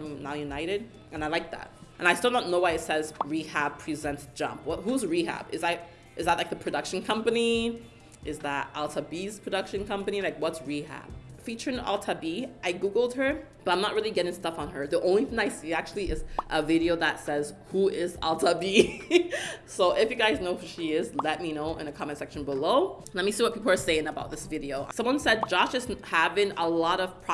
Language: English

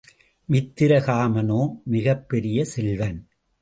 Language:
Tamil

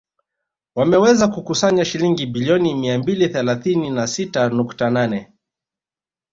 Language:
Swahili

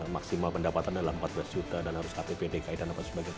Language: Indonesian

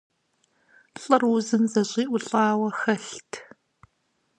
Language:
Kabardian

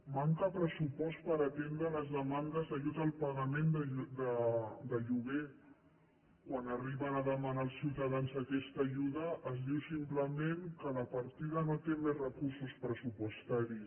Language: Catalan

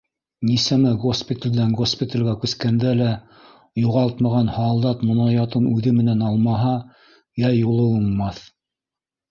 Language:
Bashkir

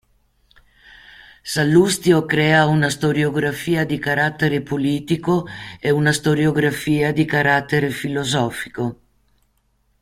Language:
Italian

